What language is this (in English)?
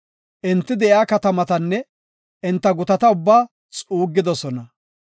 Gofa